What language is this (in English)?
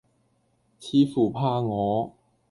Cantonese